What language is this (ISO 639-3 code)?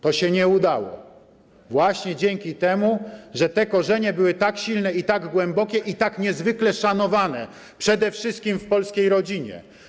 pol